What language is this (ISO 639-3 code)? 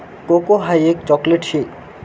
mar